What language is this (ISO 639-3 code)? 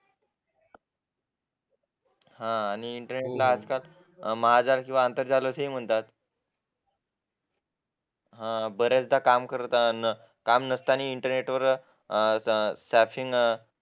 mar